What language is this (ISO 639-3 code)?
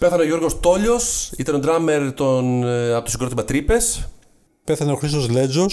ell